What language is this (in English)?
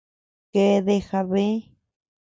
Tepeuxila Cuicatec